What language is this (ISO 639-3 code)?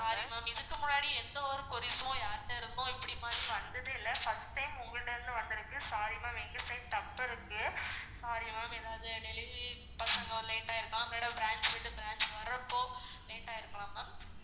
tam